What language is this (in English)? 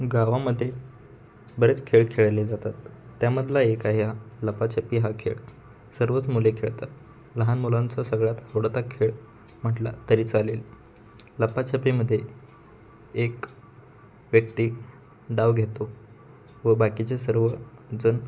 Marathi